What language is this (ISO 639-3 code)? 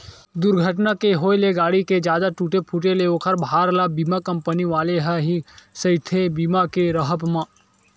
hne